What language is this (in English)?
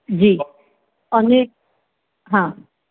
Gujarati